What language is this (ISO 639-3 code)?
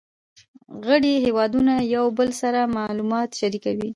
pus